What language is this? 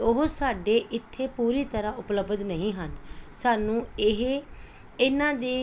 Punjabi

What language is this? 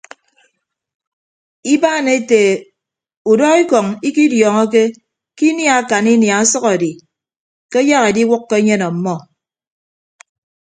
Ibibio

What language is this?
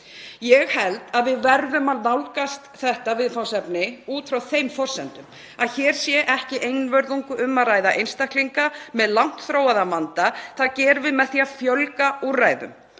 Icelandic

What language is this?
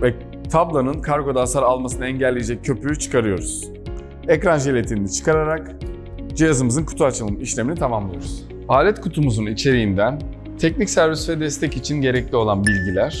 Turkish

